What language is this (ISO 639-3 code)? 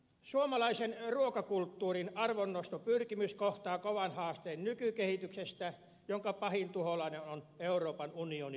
fin